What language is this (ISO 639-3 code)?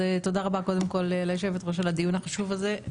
heb